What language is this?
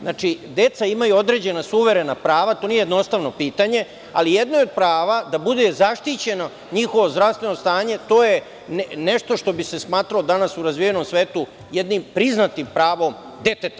Serbian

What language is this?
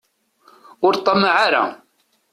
Kabyle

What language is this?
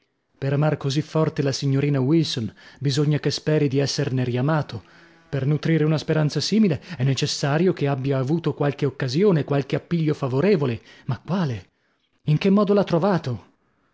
Italian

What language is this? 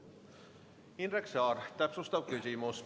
Estonian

